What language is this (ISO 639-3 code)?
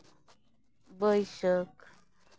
sat